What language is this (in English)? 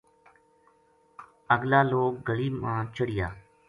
Gujari